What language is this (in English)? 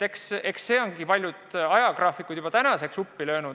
Estonian